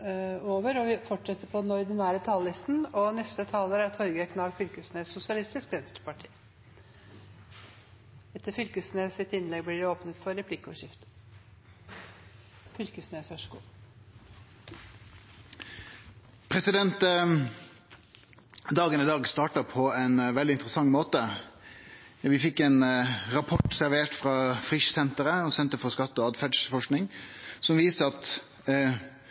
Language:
Norwegian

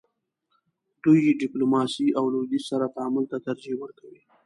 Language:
Pashto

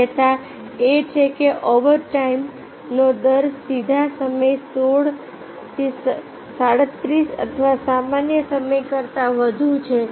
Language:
Gujarati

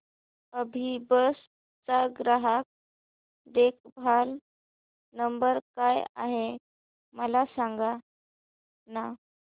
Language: Marathi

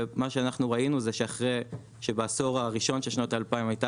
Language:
Hebrew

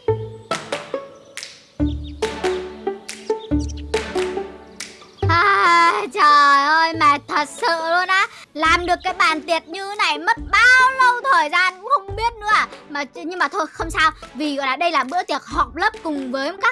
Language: Vietnamese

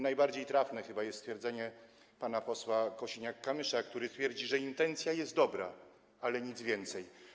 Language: Polish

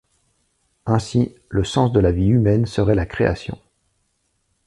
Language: French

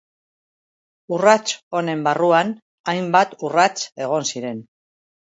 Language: Basque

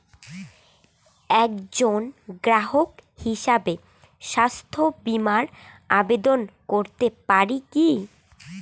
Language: Bangla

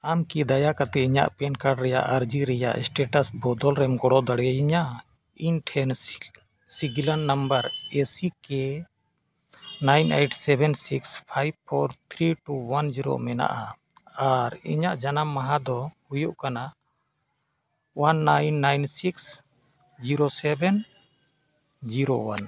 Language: Santali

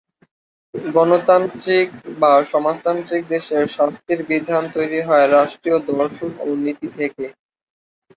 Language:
Bangla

